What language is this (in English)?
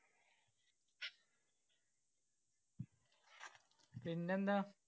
Malayalam